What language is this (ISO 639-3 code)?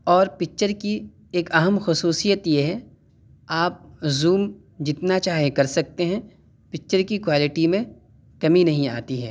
urd